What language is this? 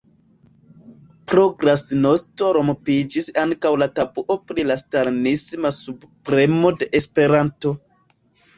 Esperanto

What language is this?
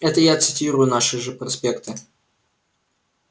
Russian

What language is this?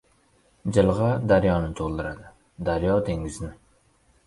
Uzbek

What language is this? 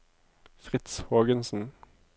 Norwegian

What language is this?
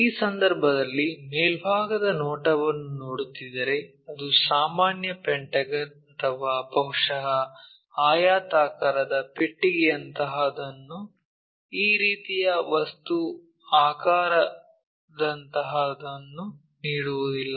Kannada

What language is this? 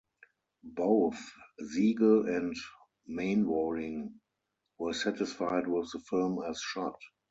English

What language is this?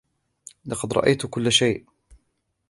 Arabic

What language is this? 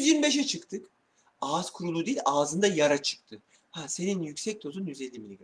Turkish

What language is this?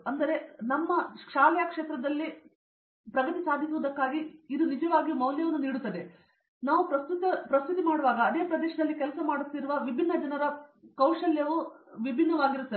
Kannada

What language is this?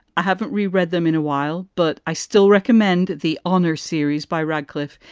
English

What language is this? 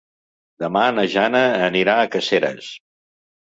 Catalan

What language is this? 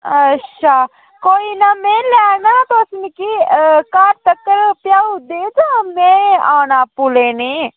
Dogri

